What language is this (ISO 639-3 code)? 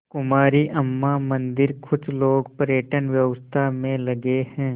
hin